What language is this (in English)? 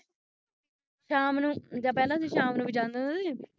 Punjabi